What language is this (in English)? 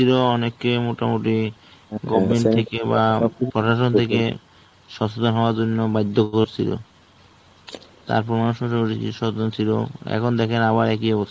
Bangla